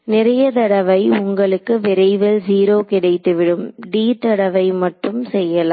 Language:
Tamil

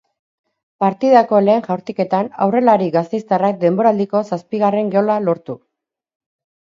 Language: Basque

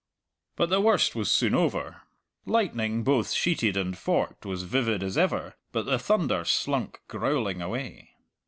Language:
English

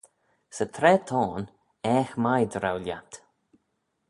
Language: Manx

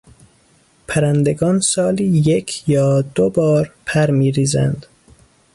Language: Persian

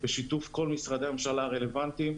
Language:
Hebrew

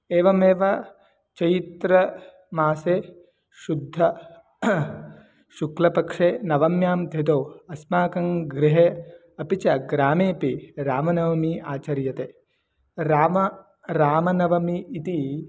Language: Sanskrit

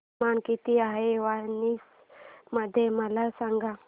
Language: Marathi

